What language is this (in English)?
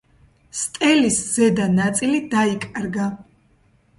Georgian